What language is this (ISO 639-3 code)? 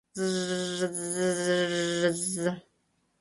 chm